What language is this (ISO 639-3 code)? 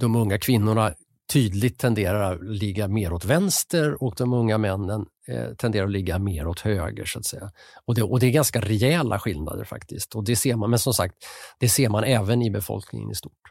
swe